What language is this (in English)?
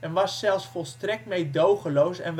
Dutch